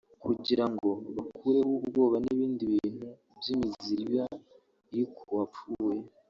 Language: Kinyarwanda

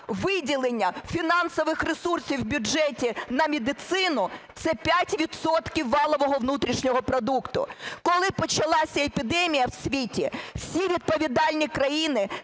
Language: Ukrainian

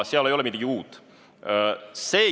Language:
Estonian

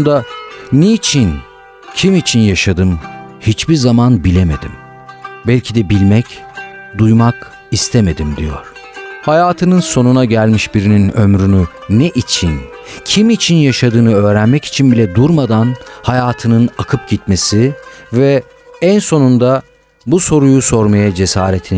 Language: Turkish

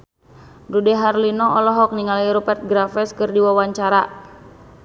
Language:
Sundanese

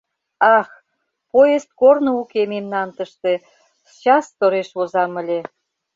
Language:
Mari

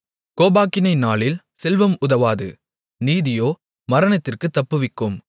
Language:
Tamil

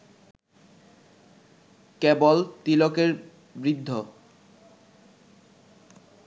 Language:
Bangla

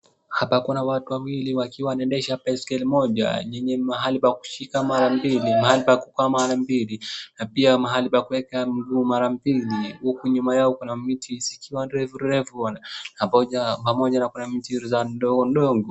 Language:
Swahili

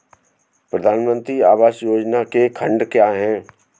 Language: Hindi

